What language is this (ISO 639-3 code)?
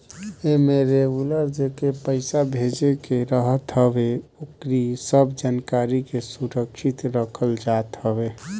bho